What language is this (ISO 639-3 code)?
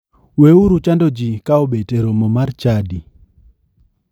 luo